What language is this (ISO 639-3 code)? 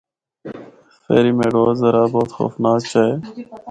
hno